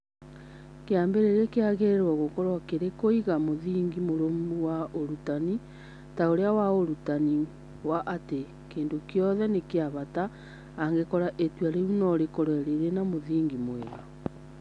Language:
Kikuyu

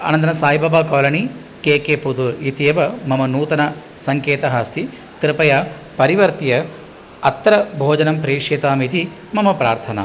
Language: Sanskrit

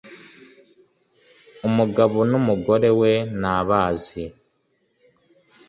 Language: Kinyarwanda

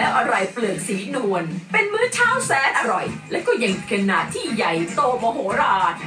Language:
Thai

